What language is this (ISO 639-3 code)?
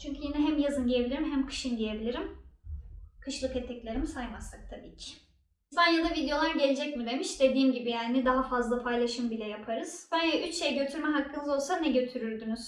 tur